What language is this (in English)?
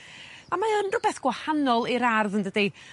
Welsh